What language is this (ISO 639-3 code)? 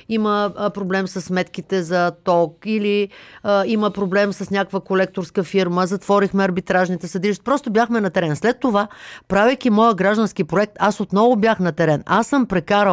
bul